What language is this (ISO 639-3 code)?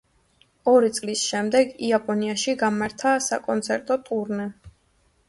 kat